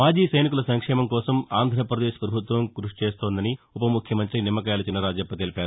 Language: Telugu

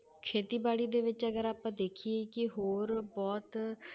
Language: Punjabi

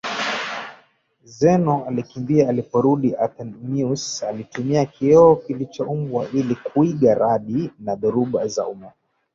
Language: Swahili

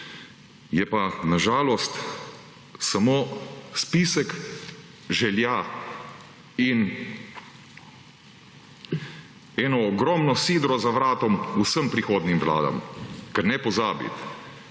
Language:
Slovenian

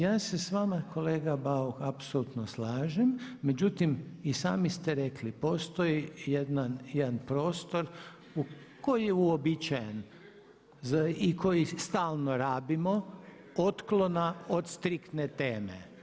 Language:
Croatian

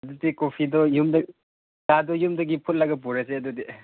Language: Manipuri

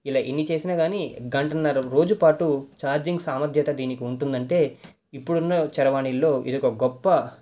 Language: Telugu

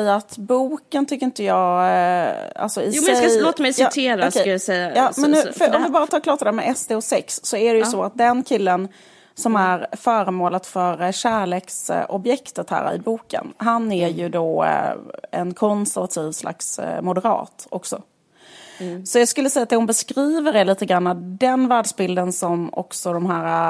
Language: Swedish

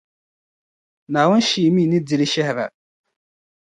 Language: Dagbani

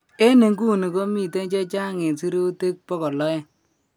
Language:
Kalenjin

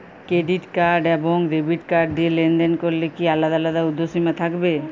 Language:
Bangla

